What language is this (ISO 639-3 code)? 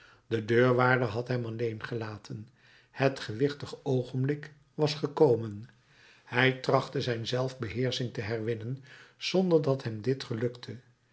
nld